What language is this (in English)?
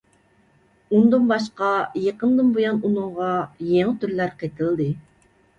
Uyghur